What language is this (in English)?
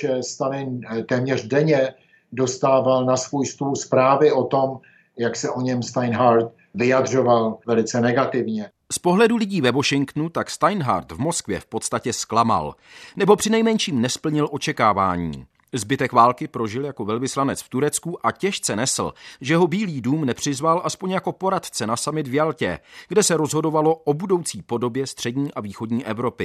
Czech